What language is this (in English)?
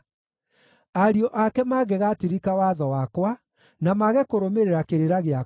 Kikuyu